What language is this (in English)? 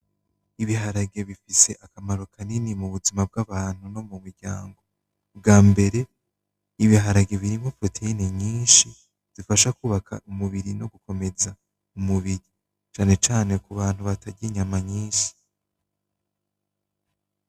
Rundi